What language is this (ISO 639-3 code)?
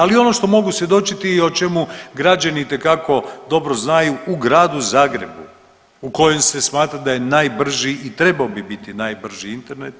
hrv